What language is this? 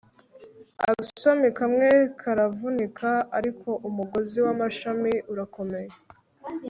Kinyarwanda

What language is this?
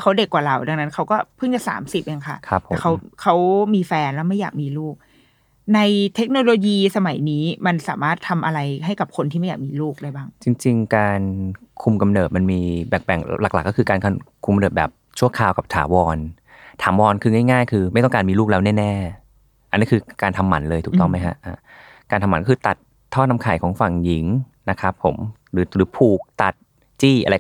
Thai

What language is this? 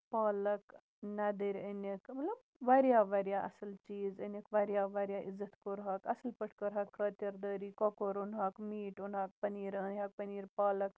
Kashmiri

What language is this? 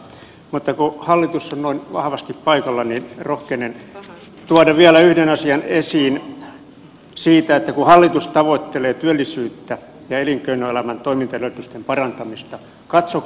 Finnish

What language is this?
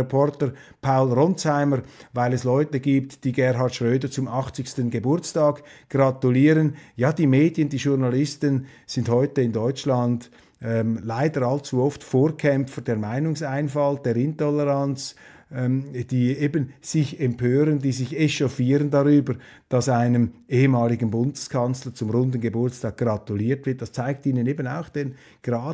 German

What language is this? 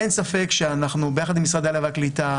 Hebrew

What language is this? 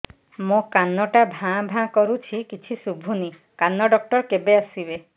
Odia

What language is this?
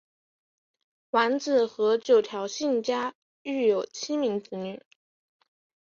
Chinese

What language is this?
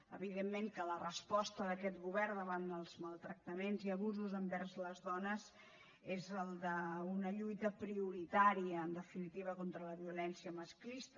Catalan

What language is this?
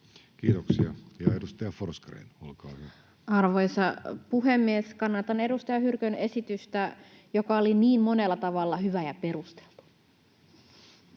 Finnish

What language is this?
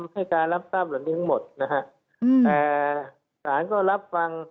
Thai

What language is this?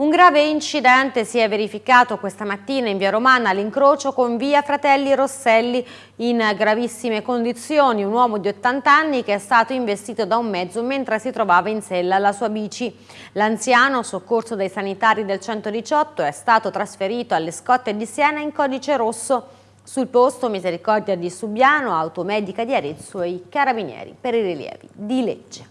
Italian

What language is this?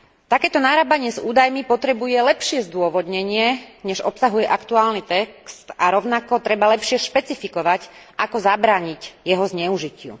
Slovak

